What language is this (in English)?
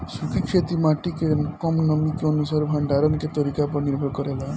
Bhojpuri